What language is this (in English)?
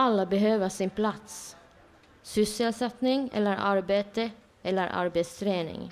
Swedish